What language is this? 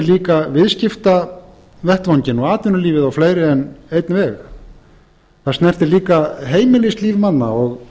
Icelandic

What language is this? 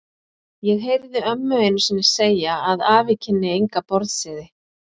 Icelandic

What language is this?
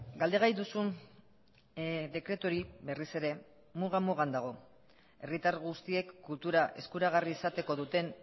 Basque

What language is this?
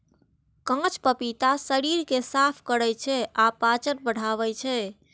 Maithili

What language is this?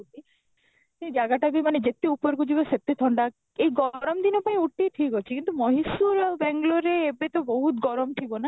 Odia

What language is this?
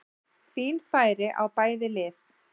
Icelandic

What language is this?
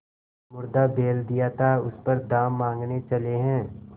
Hindi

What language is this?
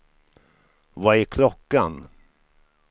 Swedish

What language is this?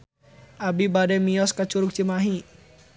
Sundanese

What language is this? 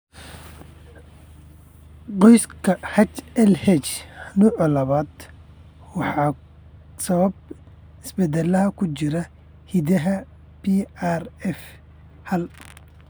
Somali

